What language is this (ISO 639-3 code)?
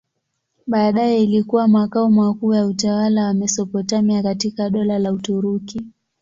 swa